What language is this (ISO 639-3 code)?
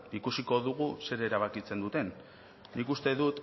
eus